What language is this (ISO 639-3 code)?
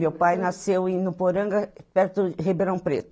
por